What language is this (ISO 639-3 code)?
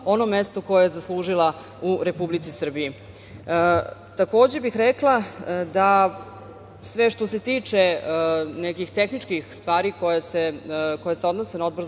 srp